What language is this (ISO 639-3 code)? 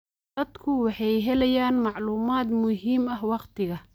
som